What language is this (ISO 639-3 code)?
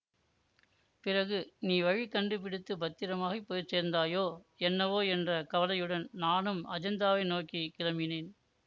tam